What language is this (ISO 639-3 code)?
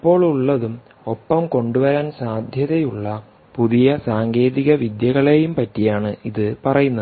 mal